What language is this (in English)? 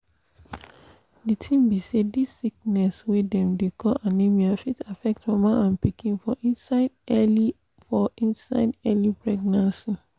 Nigerian Pidgin